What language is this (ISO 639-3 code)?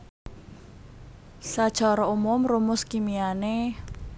jav